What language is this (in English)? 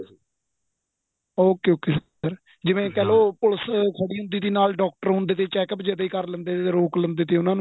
Punjabi